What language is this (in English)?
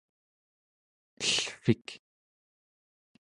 Central Yupik